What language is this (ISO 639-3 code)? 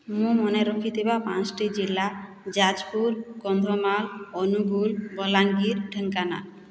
ori